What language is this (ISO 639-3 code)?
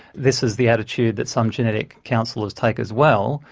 eng